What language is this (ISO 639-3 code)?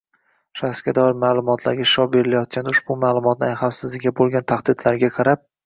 uzb